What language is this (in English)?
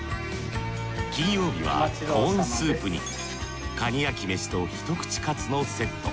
Japanese